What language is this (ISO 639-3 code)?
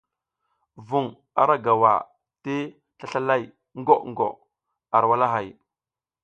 giz